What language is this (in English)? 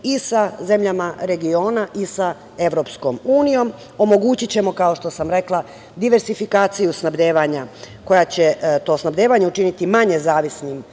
Serbian